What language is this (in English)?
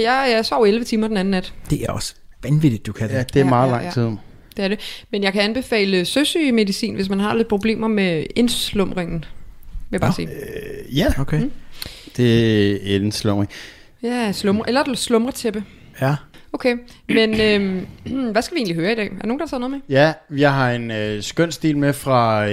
Danish